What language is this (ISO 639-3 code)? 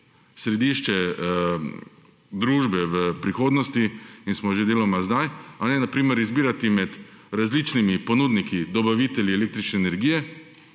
slv